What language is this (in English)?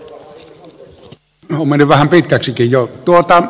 Finnish